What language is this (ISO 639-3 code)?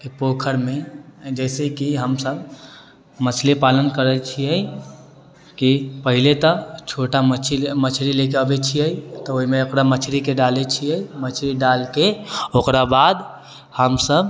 mai